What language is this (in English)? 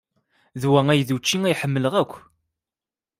Kabyle